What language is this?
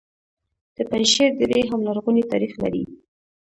Pashto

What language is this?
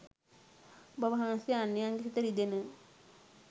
Sinhala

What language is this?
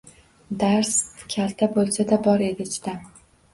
Uzbek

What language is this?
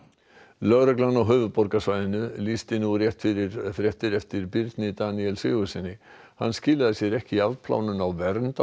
Icelandic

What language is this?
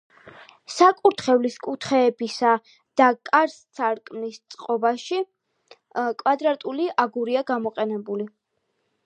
Georgian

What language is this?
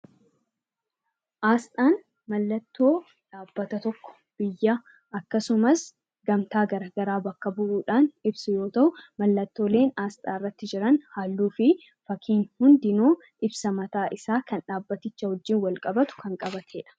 Oromo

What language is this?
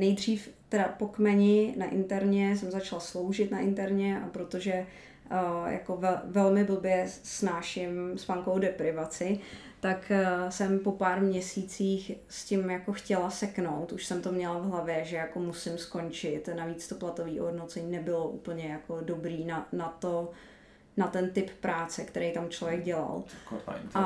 Czech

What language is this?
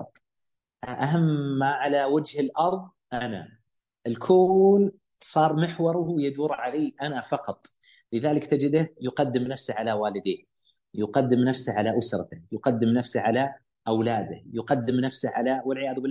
Arabic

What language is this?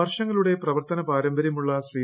Malayalam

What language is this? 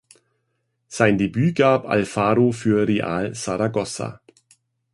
German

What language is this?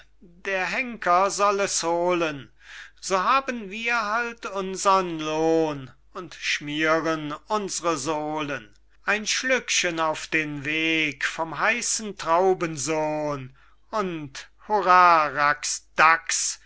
German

